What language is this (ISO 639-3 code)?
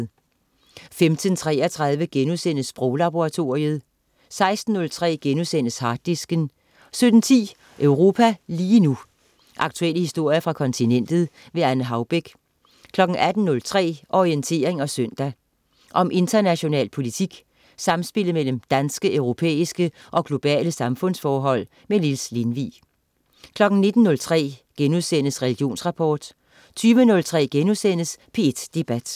dan